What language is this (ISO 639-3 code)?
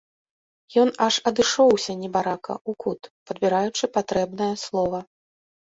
bel